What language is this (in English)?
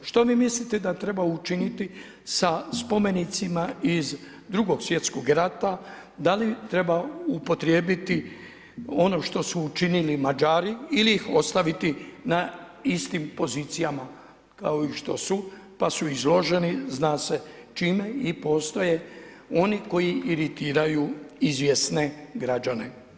Croatian